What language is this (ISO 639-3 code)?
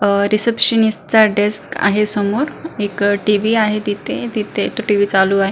mar